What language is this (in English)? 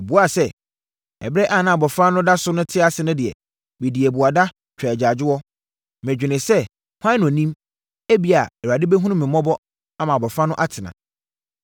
Akan